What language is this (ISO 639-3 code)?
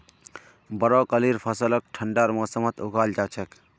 mag